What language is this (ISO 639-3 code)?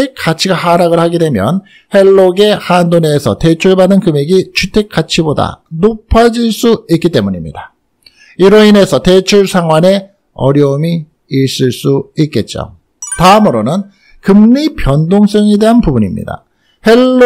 kor